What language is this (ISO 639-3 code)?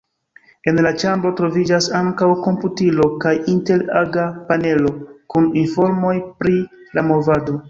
epo